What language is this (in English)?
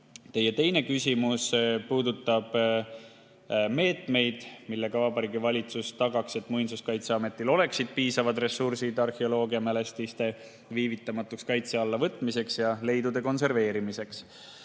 Estonian